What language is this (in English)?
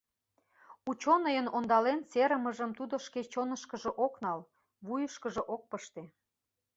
Mari